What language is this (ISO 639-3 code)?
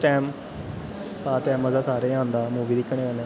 doi